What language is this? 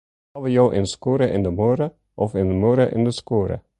Western Frisian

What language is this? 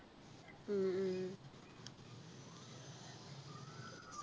Malayalam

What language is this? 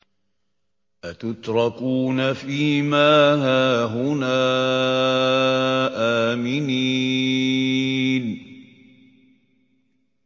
Arabic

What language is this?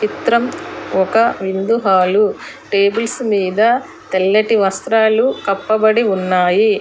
Telugu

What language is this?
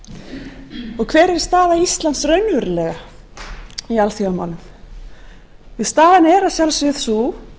Icelandic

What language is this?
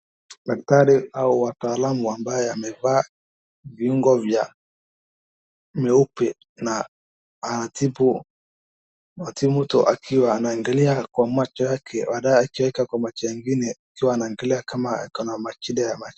Swahili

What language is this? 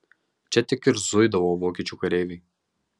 Lithuanian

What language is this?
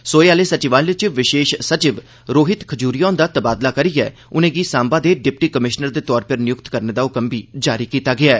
Dogri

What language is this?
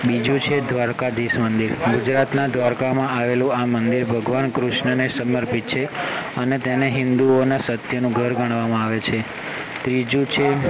Gujarati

